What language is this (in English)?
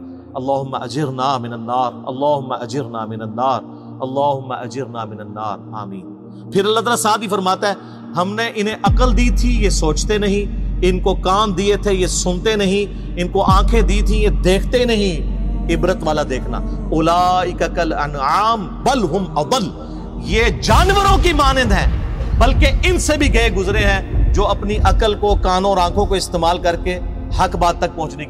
Urdu